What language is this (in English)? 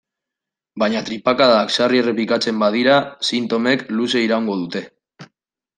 Basque